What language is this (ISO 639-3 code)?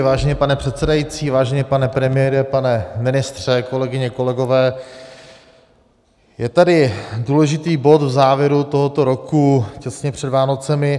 ces